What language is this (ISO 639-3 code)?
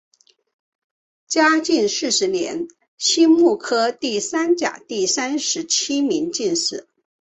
zho